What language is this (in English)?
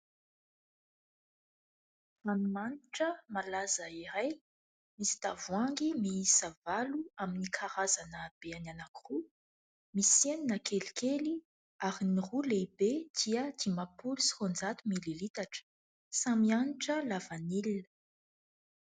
Malagasy